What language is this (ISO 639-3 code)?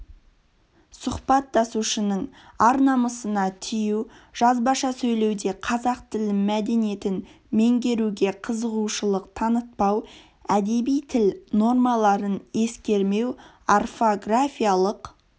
kaz